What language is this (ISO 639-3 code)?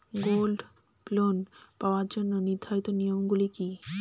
ben